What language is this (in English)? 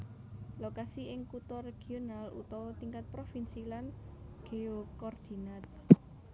Javanese